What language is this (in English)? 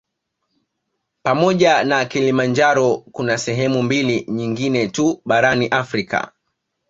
Swahili